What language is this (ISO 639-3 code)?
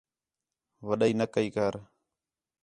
xhe